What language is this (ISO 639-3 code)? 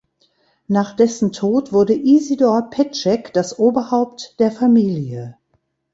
deu